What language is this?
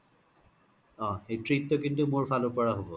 Assamese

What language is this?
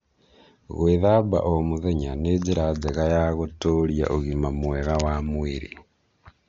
Kikuyu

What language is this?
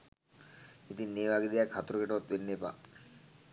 Sinhala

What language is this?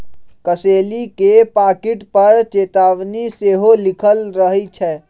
Magahi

